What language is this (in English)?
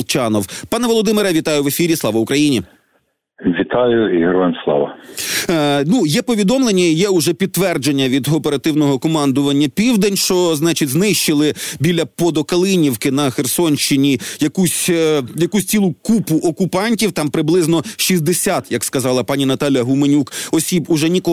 Ukrainian